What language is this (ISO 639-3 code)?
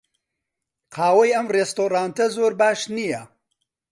ckb